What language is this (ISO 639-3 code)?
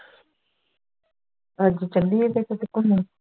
pan